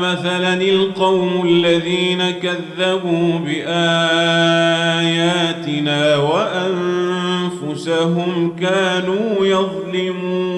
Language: Arabic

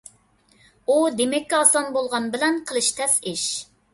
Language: Uyghur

